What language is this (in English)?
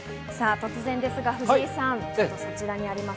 Japanese